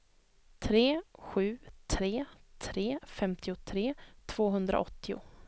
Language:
Swedish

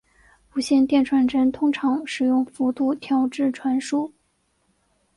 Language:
Chinese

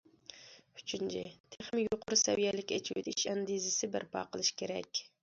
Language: Uyghur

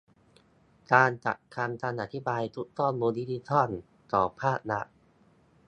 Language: Thai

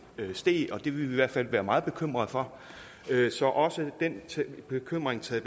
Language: Danish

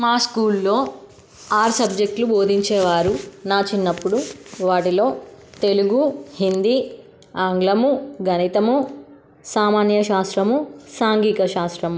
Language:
Telugu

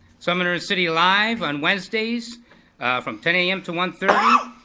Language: English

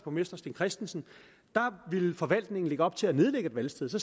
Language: Danish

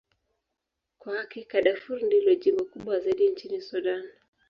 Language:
Swahili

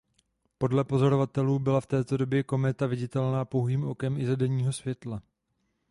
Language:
Czech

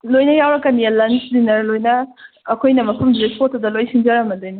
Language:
Manipuri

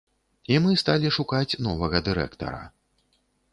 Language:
Belarusian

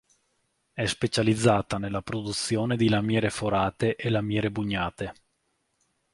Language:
Italian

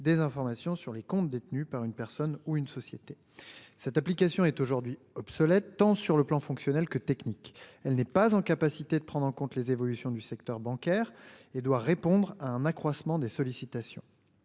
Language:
French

